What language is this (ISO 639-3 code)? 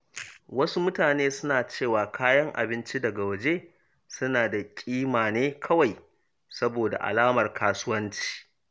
hau